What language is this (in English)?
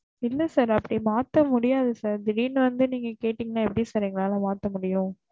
Tamil